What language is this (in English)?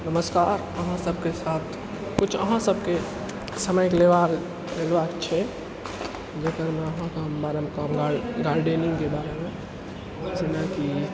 Maithili